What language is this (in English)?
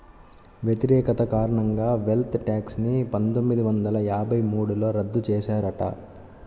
Telugu